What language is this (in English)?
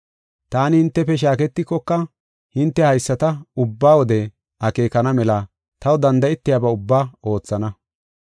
Gofa